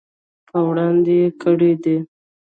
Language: Pashto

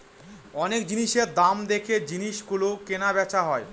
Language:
Bangla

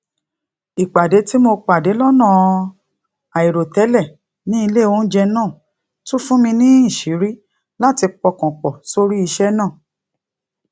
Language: Yoruba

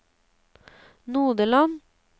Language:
Norwegian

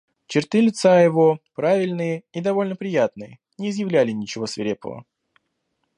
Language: Russian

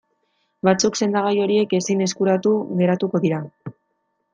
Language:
Basque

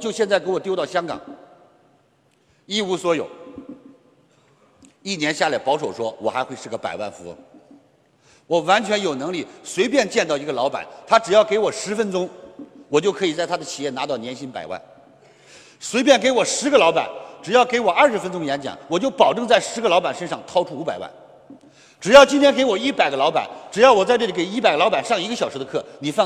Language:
Chinese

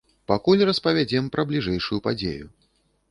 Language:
Belarusian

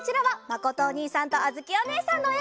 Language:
Japanese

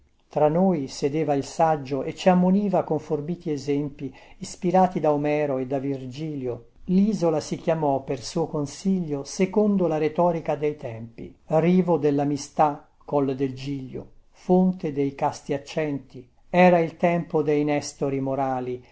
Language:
Italian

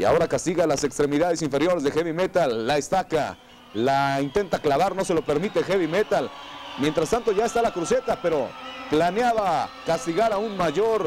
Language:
Spanish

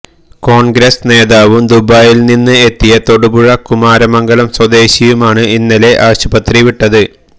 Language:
Malayalam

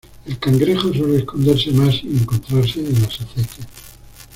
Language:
Spanish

